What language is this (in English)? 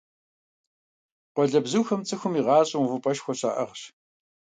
Kabardian